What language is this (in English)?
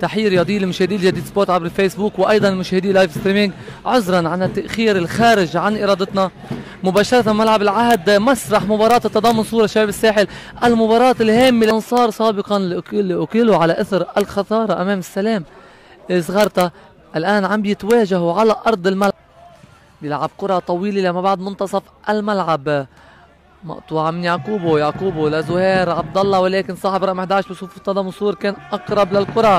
Arabic